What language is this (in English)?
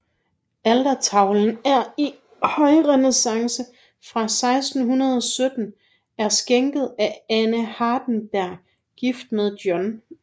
Danish